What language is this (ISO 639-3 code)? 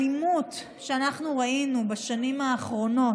heb